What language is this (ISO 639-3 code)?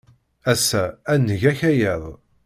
kab